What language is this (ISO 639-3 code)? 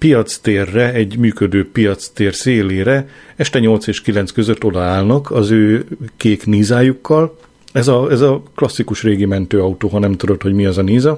hun